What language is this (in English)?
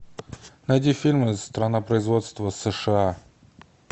Russian